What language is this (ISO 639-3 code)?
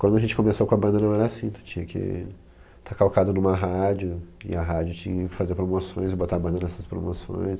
por